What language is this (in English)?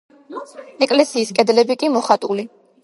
Georgian